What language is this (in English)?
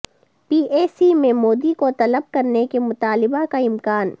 Urdu